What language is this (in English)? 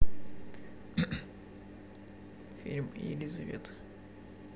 Russian